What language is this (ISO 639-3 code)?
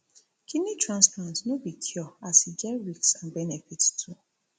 pcm